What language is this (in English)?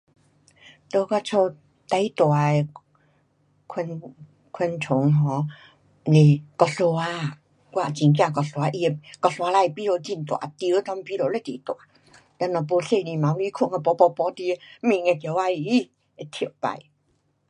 Pu-Xian Chinese